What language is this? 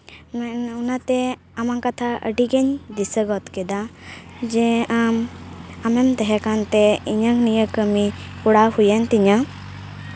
Santali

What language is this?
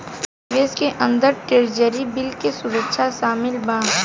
Bhojpuri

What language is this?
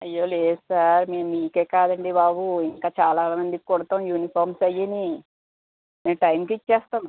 Telugu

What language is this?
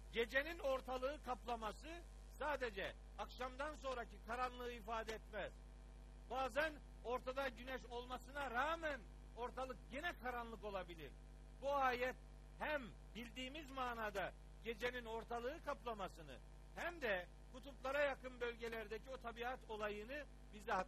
Turkish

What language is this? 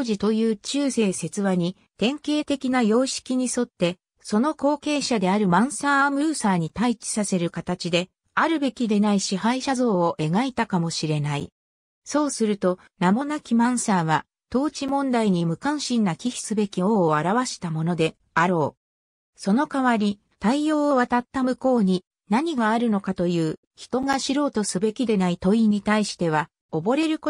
Japanese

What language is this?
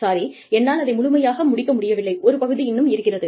Tamil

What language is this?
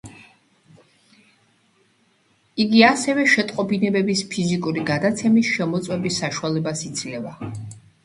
Georgian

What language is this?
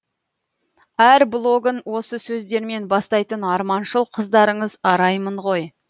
Kazakh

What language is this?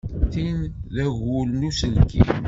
Kabyle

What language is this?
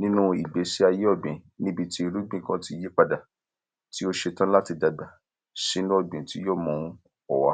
Yoruba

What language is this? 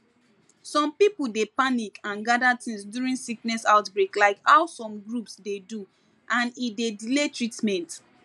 Nigerian Pidgin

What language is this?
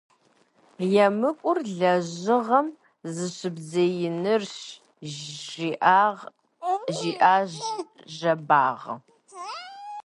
Kabardian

